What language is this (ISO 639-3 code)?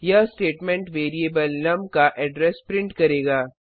hin